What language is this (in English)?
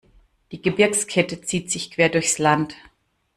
German